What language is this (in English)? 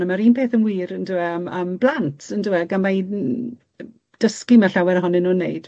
Welsh